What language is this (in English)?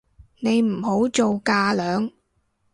Cantonese